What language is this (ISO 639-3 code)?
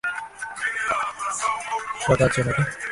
ben